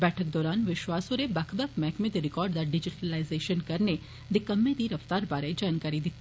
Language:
Dogri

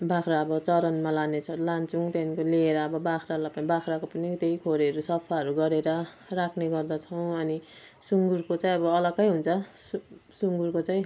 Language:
Nepali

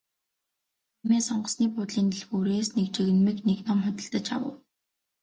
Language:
Mongolian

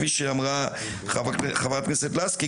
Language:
Hebrew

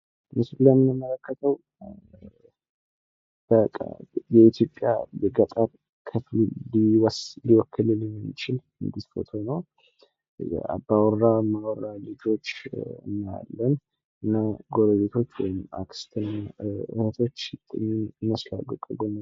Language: Amharic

